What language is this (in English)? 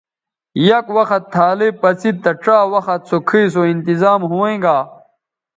Bateri